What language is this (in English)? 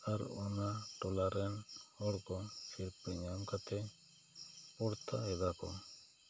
Santali